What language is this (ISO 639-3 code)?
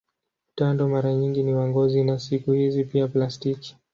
swa